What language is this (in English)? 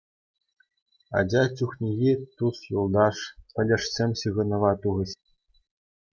Chuvash